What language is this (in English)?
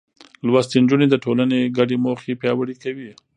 Pashto